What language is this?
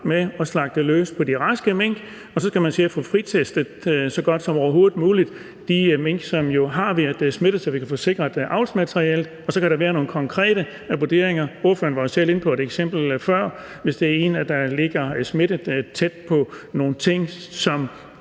Danish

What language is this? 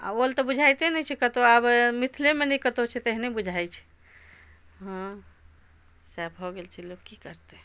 Maithili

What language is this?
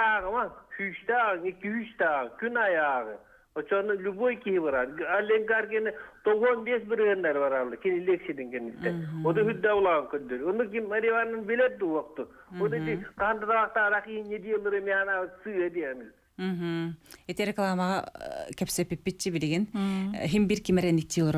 Turkish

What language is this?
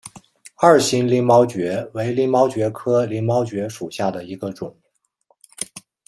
Chinese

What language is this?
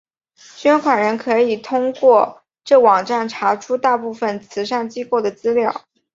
Chinese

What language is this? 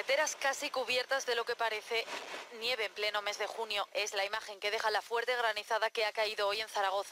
Spanish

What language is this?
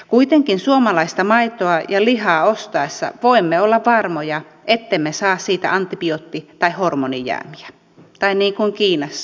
Finnish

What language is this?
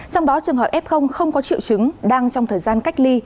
Vietnamese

